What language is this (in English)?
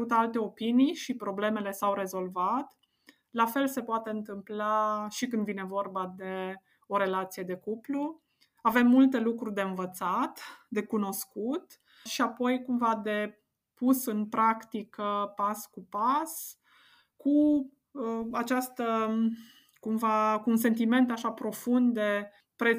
Romanian